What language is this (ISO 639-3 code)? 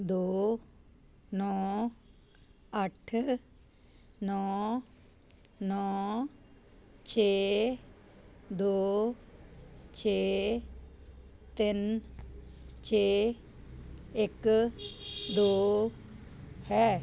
pan